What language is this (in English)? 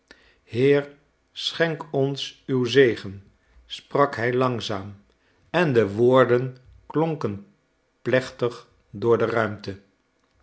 Dutch